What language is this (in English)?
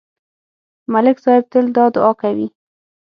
Pashto